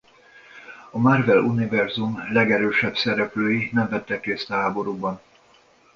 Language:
Hungarian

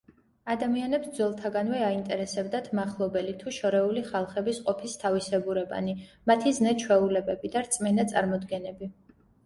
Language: Georgian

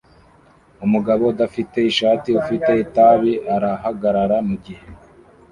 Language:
Kinyarwanda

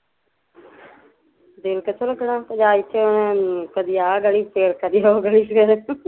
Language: Punjabi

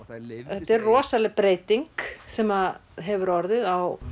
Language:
Icelandic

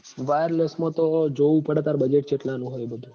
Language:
Gujarati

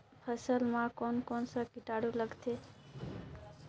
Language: Chhattisgarhi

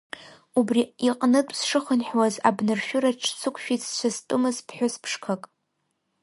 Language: Abkhazian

